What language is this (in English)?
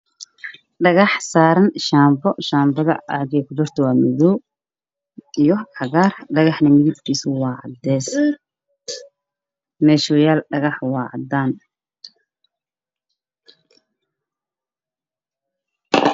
Somali